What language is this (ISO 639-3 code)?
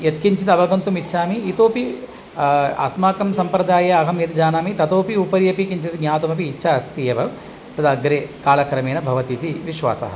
san